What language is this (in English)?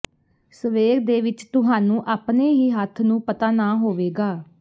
Punjabi